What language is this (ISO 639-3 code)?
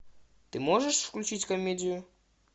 rus